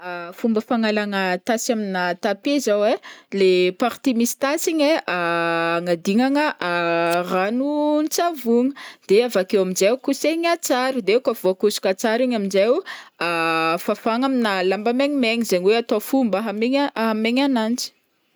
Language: Northern Betsimisaraka Malagasy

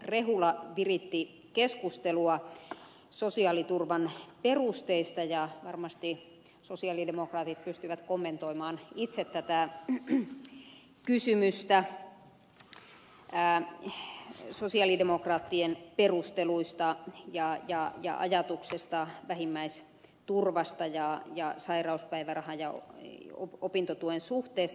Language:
Finnish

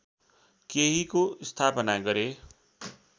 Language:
Nepali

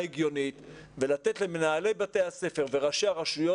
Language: Hebrew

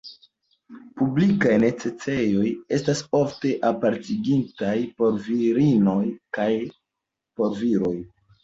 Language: Esperanto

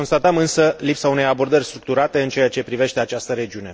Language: Romanian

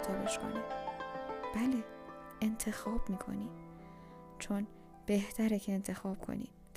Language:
Persian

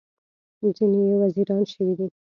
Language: Pashto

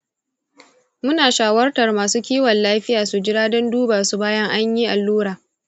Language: Hausa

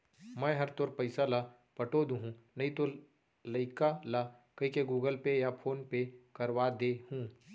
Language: Chhattisgarhi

